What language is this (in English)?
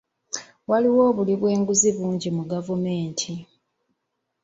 Ganda